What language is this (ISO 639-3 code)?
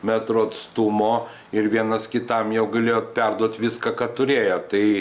lit